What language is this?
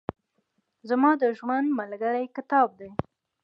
Pashto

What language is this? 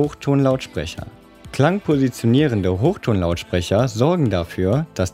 German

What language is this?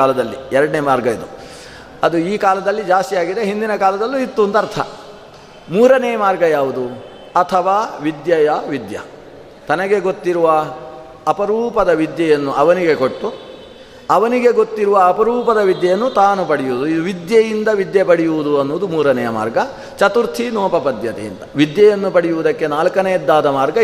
Kannada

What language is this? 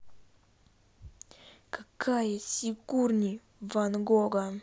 Russian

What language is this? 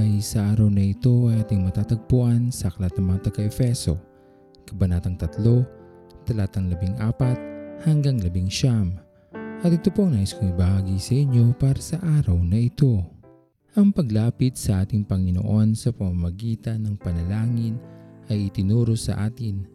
Filipino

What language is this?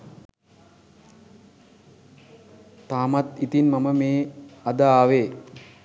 Sinhala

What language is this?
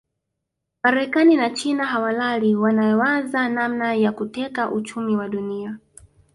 Swahili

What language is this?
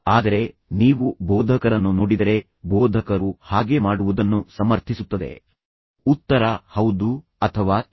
Kannada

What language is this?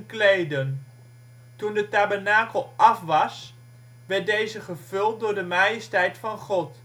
Dutch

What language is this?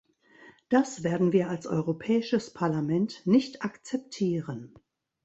German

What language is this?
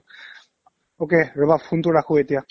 Assamese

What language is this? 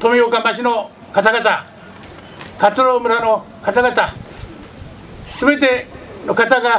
Japanese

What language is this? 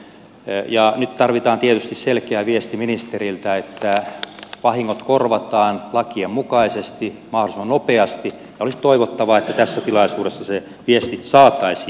Finnish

